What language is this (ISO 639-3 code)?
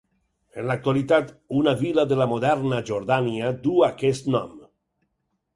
cat